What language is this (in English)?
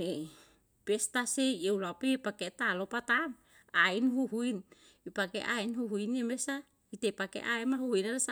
Yalahatan